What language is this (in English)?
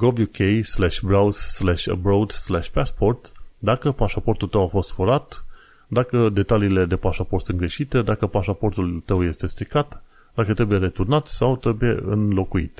Romanian